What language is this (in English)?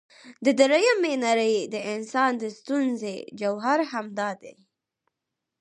Pashto